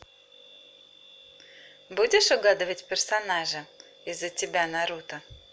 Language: Russian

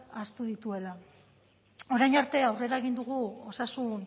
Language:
Basque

